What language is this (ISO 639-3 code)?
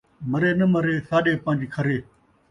skr